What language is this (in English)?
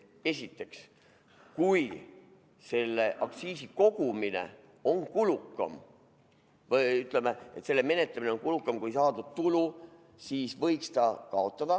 Estonian